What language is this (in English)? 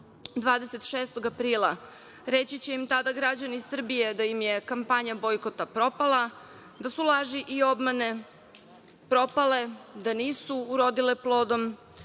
Serbian